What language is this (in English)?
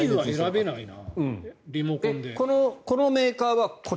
Japanese